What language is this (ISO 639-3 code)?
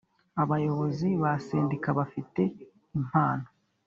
kin